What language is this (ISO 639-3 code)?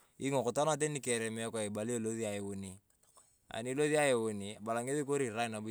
tuv